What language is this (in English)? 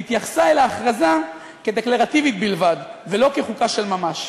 Hebrew